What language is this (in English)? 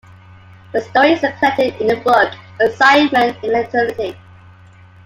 English